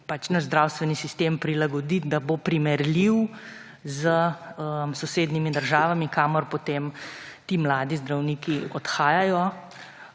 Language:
Slovenian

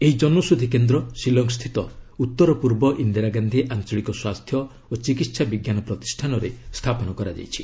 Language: Odia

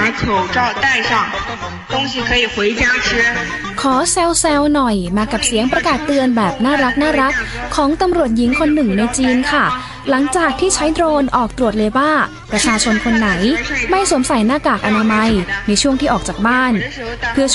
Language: Thai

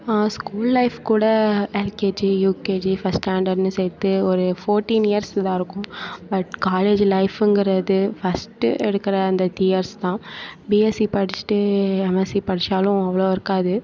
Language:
Tamil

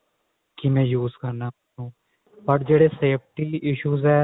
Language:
Punjabi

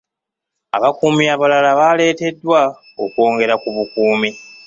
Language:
Ganda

